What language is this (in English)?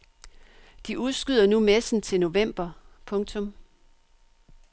Danish